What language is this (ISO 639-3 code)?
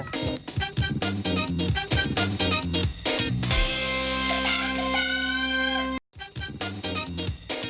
tha